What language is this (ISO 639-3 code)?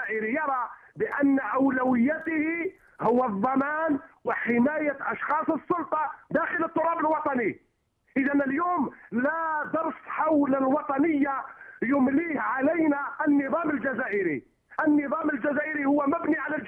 ara